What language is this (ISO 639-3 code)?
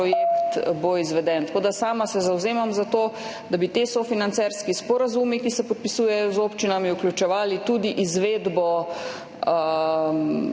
slv